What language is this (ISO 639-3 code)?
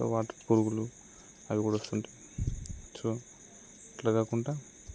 tel